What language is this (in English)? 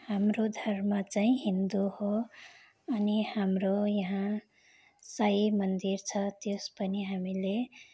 Nepali